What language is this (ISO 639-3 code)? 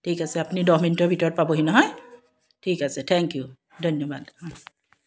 asm